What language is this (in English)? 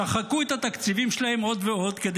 Hebrew